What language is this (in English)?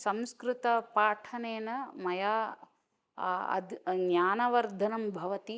Sanskrit